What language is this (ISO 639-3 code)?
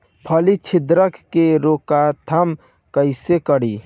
bho